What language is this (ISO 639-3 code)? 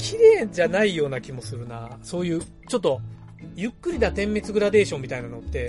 jpn